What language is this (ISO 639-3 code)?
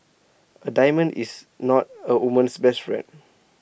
eng